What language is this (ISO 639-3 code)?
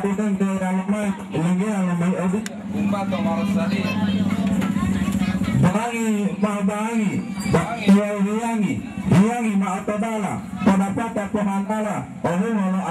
ind